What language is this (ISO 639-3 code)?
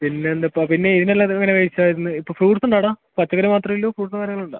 mal